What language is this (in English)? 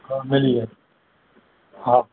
Sindhi